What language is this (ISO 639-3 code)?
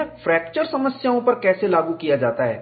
hin